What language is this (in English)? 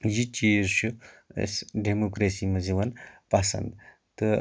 Kashmiri